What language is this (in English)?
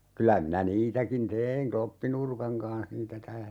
Finnish